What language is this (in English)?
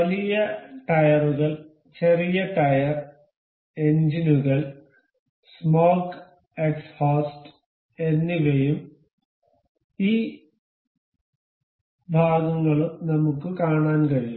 Malayalam